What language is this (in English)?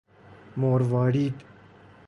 Persian